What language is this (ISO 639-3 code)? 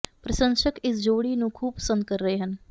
pan